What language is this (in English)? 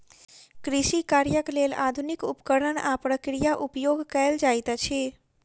Maithili